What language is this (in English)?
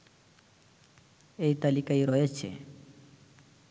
Bangla